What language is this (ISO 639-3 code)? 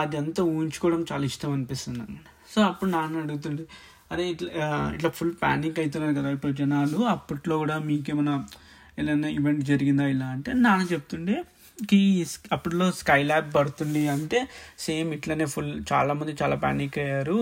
tel